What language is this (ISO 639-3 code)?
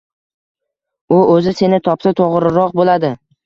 uzb